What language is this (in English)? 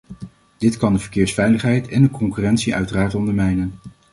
Dutch